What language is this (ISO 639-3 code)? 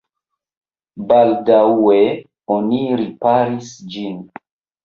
epo